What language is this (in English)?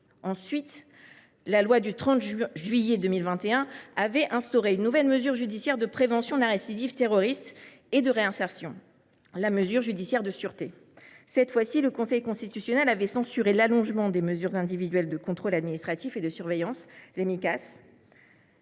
French